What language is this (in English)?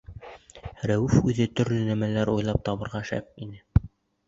Bashkir